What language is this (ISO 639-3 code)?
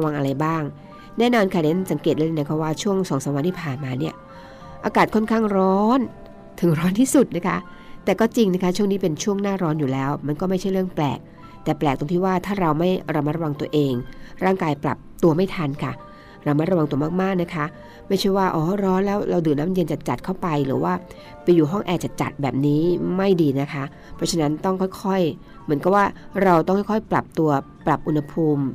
tha